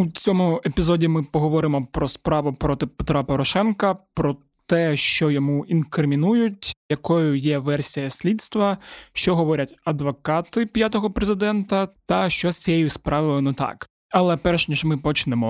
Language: Ukrainian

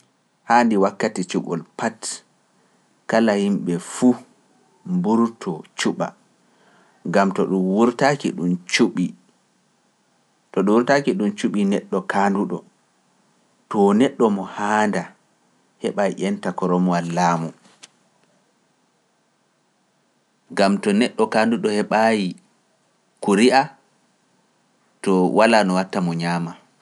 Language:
Pular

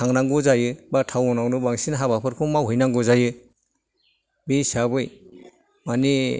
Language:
Bodo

